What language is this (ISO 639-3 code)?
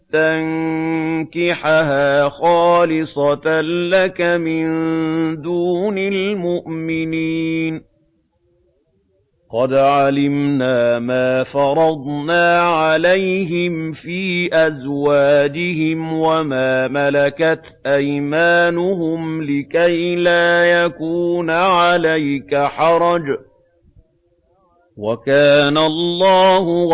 ara